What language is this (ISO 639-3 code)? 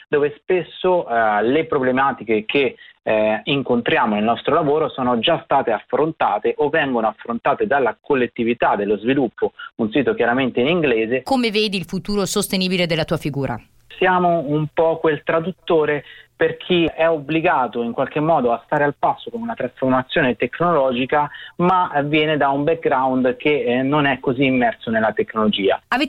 ita